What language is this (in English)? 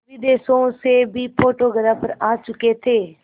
Hindi